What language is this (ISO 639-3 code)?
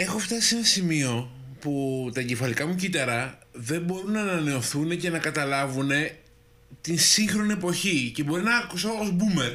ell